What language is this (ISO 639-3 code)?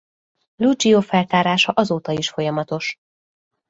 hun